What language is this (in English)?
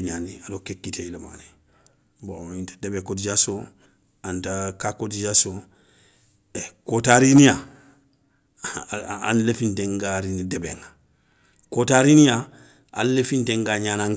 Soninke